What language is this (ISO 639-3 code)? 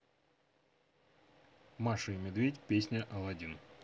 rus